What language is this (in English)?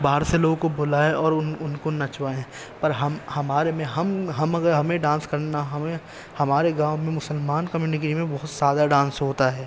Urdu